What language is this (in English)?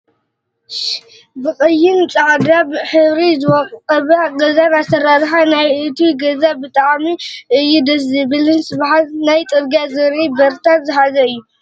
Tigrinya